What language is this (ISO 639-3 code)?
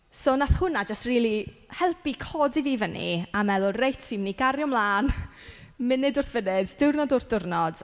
cym